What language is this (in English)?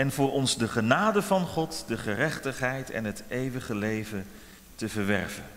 Dutch